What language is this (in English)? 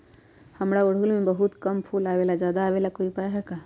Magahi